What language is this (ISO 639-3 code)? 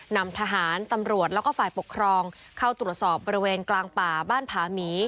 tha